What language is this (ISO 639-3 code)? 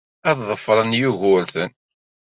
kab